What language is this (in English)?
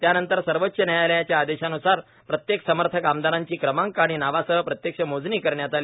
Marathi